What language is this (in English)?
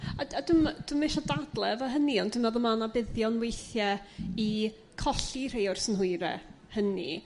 Welsh